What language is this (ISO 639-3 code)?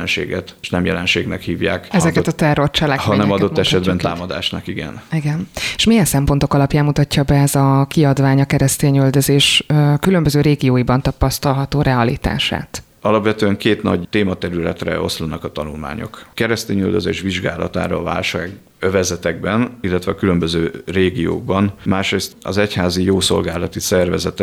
hun